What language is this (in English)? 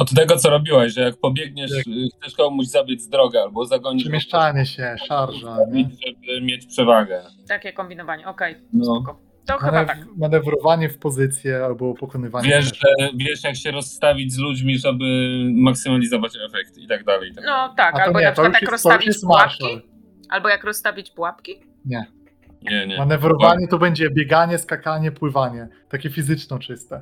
Polish